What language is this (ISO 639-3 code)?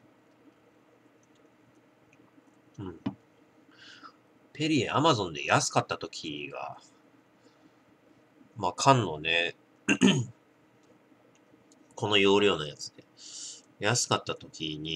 jpn